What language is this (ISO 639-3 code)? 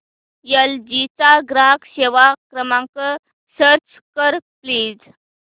mar